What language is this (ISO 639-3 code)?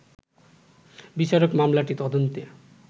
ben